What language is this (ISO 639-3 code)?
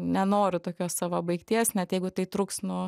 lit